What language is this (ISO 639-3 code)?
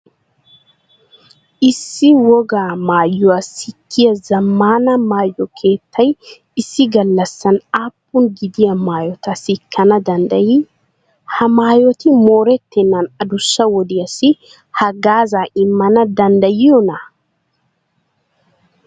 wal